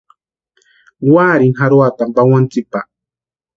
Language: Western Highland Purepecha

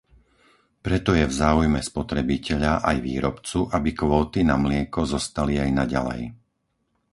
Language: Slovak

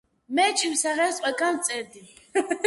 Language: Georgian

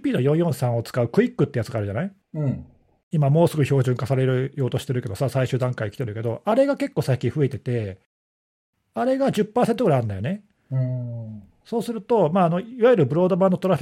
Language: Japanese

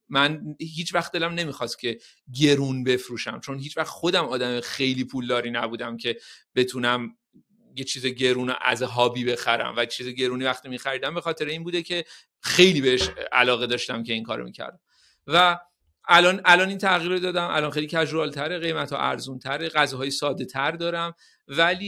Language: Persian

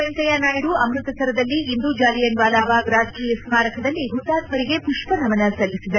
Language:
Kannada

